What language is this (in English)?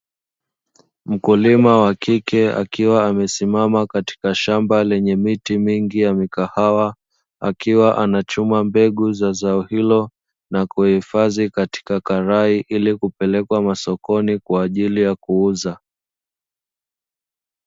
Swahili